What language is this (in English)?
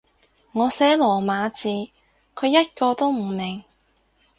Cantonese